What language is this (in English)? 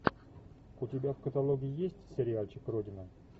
Russian